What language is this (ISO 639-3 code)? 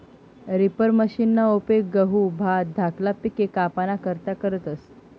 mar